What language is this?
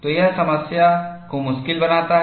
Hindi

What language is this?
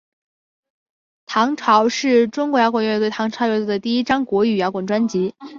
Chinese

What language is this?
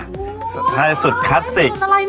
Thai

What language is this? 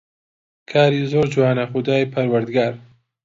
Central Kurdish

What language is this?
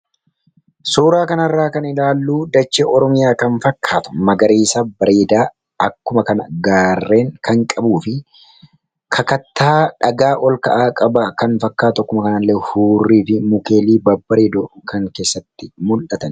Oromo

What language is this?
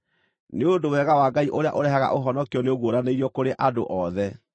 Kikuyu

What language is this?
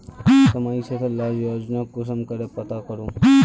Magahi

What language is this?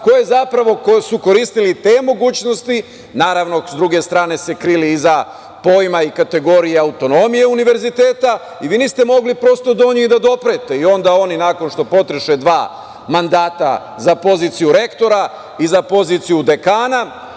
Serbian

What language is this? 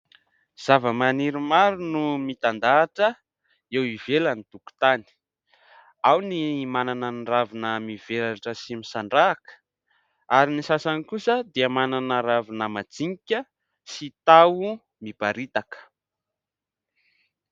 Malagasy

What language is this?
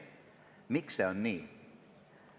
Estonian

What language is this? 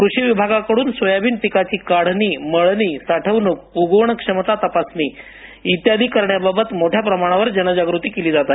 Marathi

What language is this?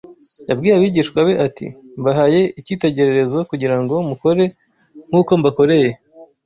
Kinyarwanda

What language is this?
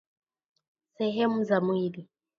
Swahili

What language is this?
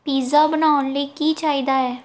Punjabi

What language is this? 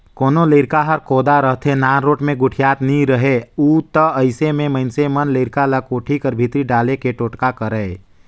Chhattisgarhi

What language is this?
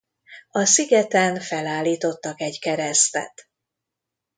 Hungarian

